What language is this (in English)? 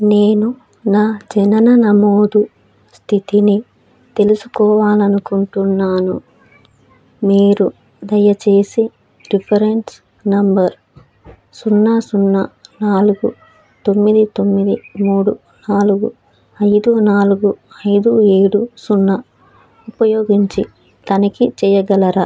Telugu